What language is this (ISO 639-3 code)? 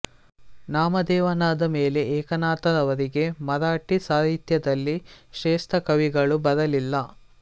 kan